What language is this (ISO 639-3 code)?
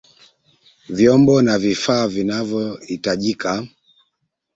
swa